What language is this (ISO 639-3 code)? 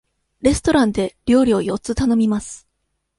jpn